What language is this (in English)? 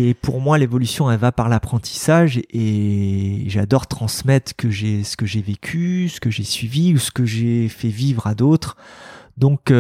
French